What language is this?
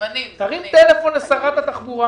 Hebrew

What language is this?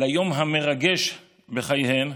Hebrew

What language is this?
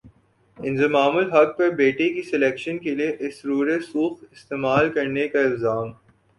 Urdu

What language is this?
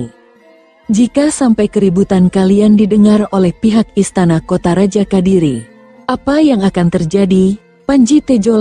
Indonesian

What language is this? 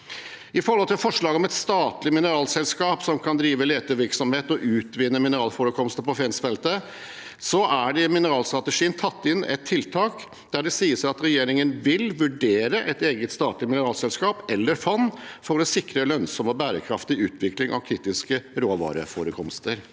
Norwegian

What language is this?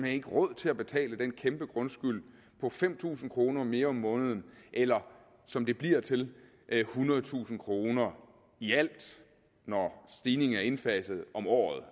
Danish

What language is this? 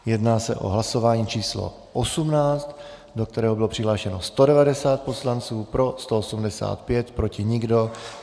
Czech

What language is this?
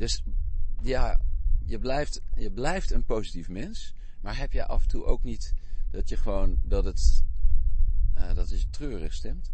Dutch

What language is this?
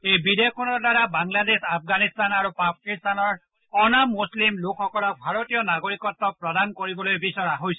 Assamese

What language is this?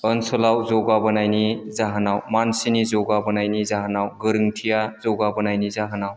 Bodo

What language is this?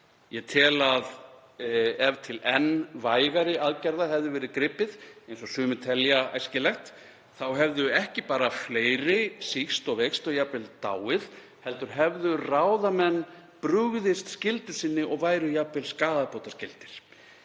Icelandic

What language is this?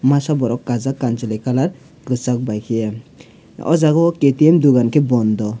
Kok Borok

